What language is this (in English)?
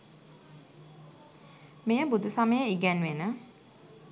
Sinhala